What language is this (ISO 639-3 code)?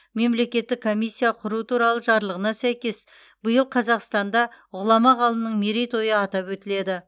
kaz